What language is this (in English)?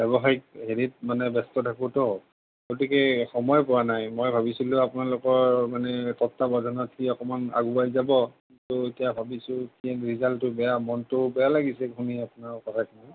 Assamese